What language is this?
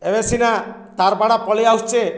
Odia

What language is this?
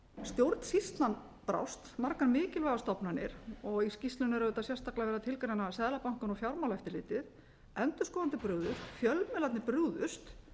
Icelandic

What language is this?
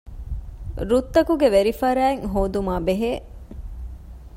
Divehi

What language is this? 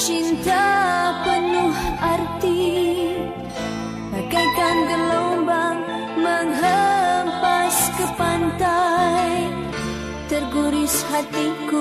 Vietnamese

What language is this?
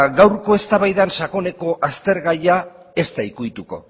Basque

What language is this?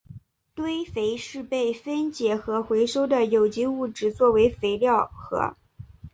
Chinese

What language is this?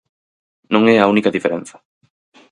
Galician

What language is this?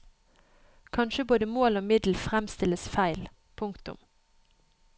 Norwegian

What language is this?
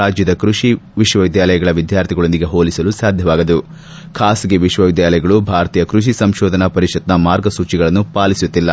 Kannada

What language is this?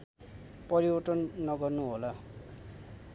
Nepali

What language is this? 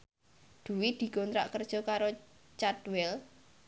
Javanese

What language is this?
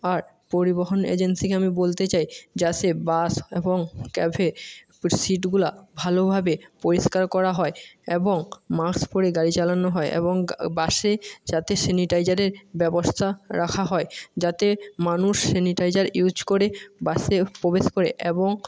Bangla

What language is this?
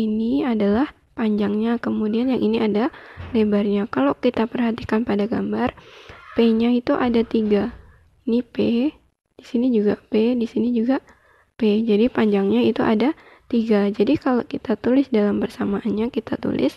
Indonesian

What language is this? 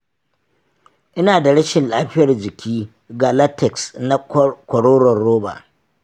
Hausa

